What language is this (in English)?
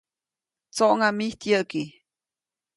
Copainalá Zoque